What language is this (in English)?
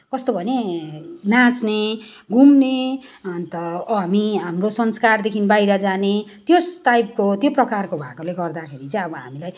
Nepali